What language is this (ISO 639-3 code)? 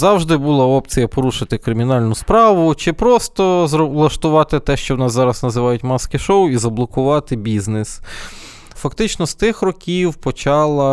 ukr